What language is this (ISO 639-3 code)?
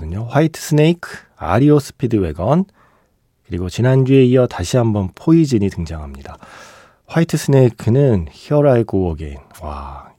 kor